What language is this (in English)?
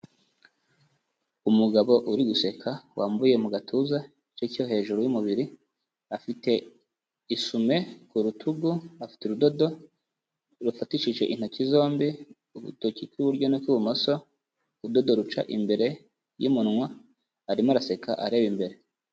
Kinyarwanda